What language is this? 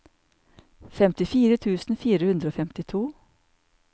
Norwegian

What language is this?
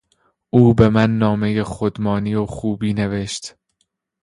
Persian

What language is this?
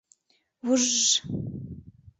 Mari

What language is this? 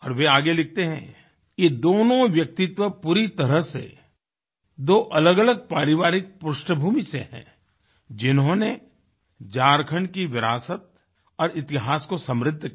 Hindi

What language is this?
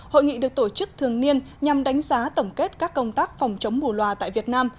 Vietnamese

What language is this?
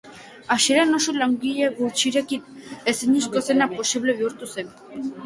Basque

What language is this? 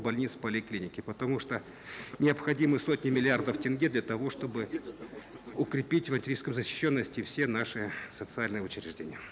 Kazakh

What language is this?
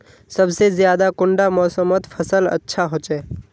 Magahi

